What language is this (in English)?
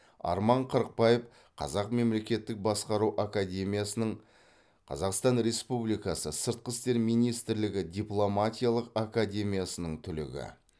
Kazakh